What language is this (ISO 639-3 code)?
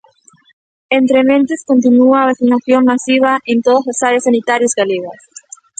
glg